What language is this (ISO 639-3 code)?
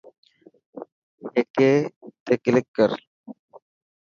mki